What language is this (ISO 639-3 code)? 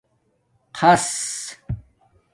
dmk